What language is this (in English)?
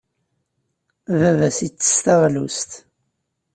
Kabyle